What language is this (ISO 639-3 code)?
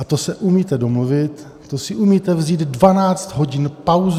ces